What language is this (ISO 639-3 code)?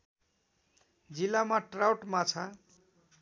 nep